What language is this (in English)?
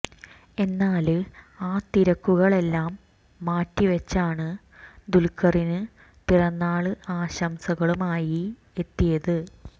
Malayalam